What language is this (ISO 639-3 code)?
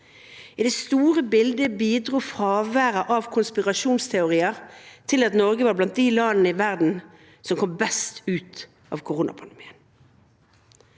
nor